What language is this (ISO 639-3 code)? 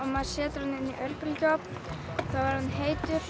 isl